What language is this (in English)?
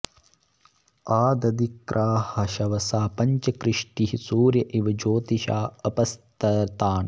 Sanskrit